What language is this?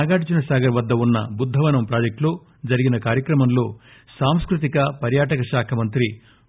Telugu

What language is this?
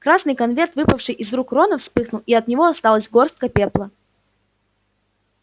Russian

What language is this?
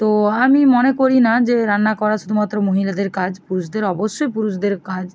Bangla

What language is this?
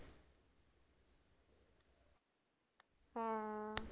Punjabi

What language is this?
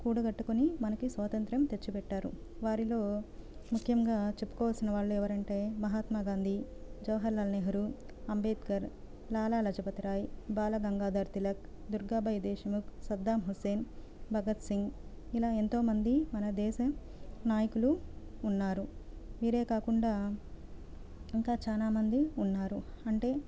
Telugu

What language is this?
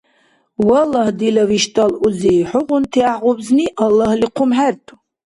Dargwa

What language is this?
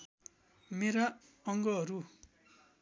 Nepali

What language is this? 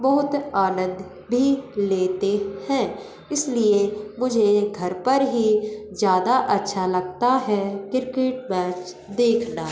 Hindi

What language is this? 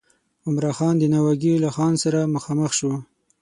Pashto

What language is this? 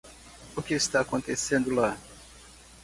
Portuguese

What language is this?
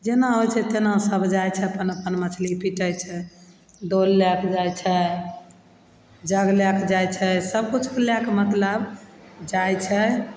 Maithili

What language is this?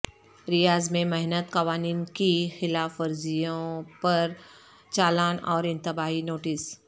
Urdu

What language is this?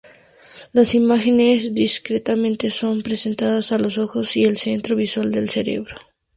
Spanish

